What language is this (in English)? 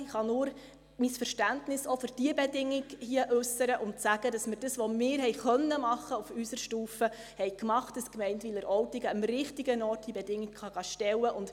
Swiss German